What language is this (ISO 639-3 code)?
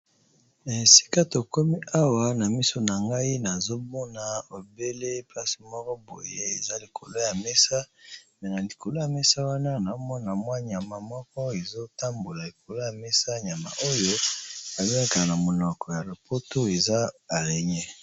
lin